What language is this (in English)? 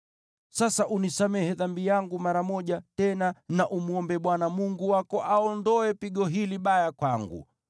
Swahili